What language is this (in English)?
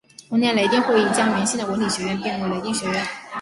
Chinese